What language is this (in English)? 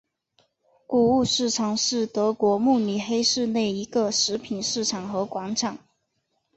Chinese